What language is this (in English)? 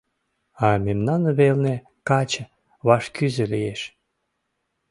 Mari